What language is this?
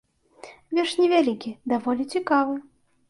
Belarusian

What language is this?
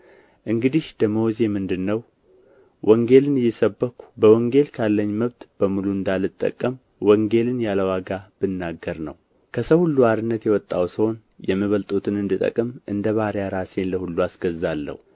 Amharic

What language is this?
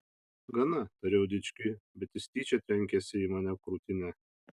Lithuanian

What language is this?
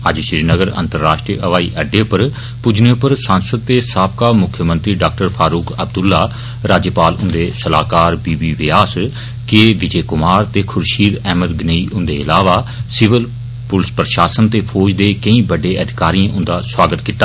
Dogri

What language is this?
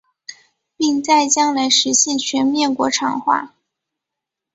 Chinese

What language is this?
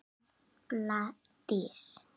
Icelandic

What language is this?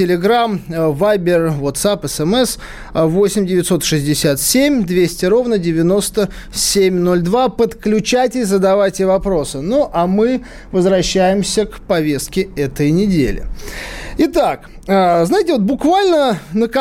Russian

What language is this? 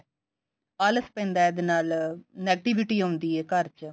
Punjabi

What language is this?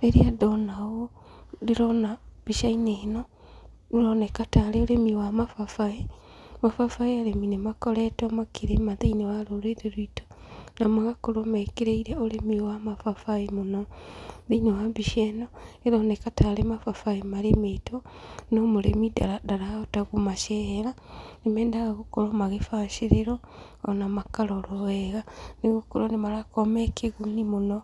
Kikuyu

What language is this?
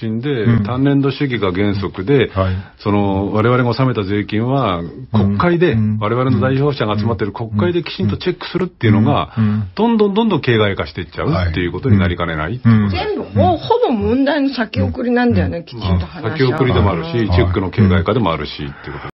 Japanese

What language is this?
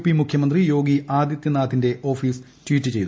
Malayalam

